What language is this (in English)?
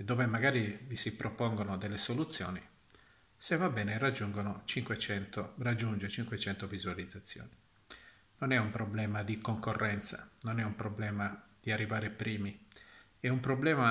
Italian